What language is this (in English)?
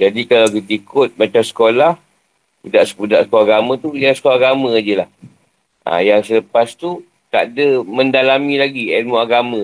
Malay